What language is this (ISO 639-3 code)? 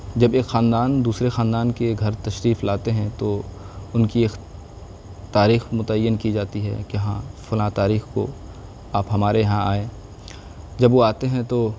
urd